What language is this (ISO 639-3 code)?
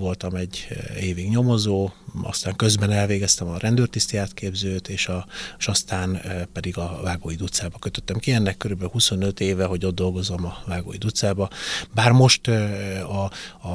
hun